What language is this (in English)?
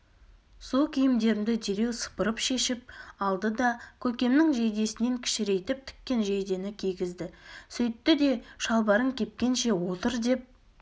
Kazakh